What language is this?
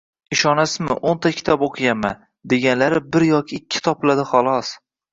Uzbek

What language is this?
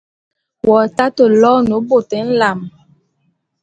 Bulu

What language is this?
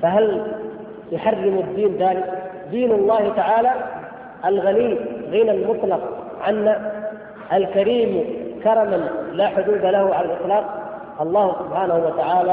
Arabic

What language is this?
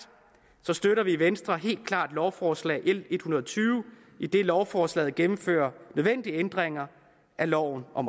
Danish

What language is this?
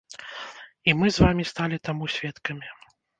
Belarusian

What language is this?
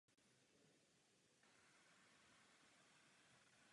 Czech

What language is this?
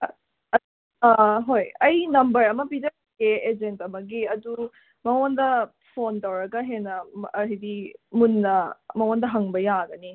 Manipuri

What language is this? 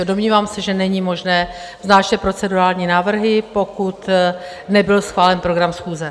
Czech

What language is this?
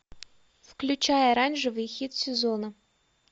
Russian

